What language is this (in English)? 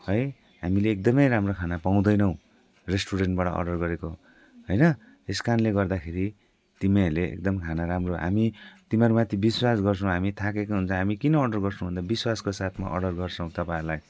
Nepali